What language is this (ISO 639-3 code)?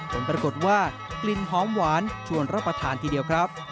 tha